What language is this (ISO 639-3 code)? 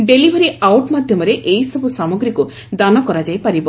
ori